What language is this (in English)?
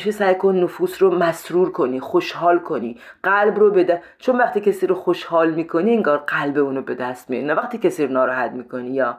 Persian